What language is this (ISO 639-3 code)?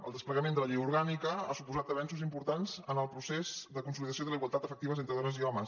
cat